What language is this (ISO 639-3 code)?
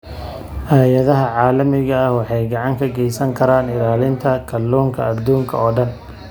som